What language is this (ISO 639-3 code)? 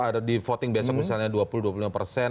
ind